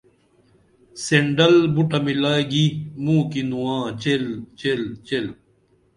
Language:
Dameli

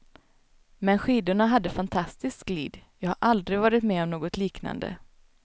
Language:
Swedish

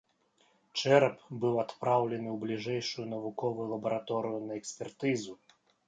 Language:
Belarusian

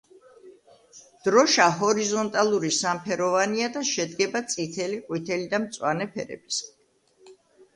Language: Georgian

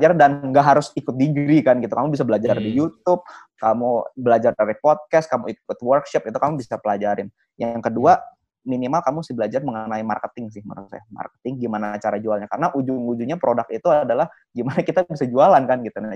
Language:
Indonesian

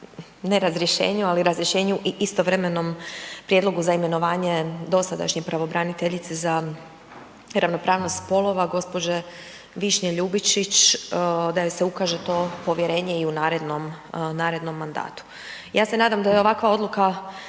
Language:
Croatian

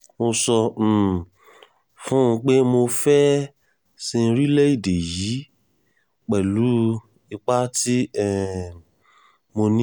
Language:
Yoruba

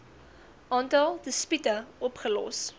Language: Afrikaans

